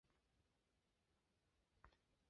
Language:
Chinese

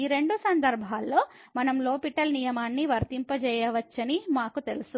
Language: Telugu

